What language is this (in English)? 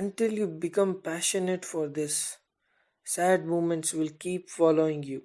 English